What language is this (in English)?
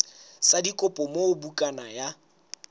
Southern Sotho